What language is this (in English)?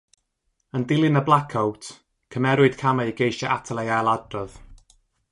Welsh